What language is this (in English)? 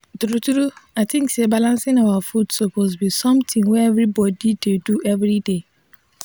Nigerian Pidgin